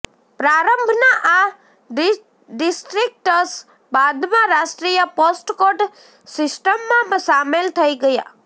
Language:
Gujarati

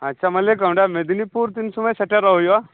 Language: Santali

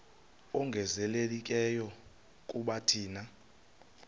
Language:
Xhosa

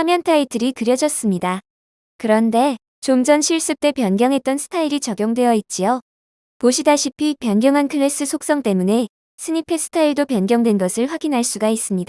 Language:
Korean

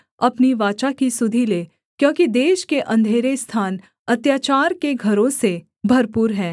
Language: Hindi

